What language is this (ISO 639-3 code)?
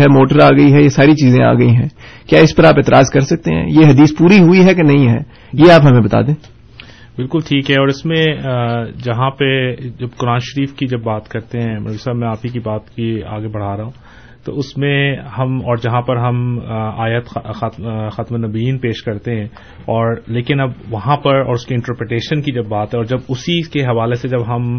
urd